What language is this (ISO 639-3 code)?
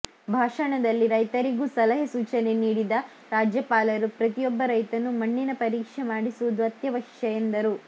kan